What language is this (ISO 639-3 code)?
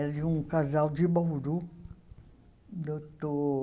por